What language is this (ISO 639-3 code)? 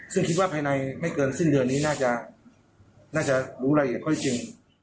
tha